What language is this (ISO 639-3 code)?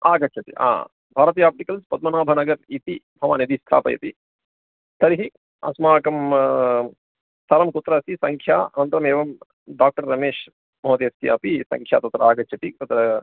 san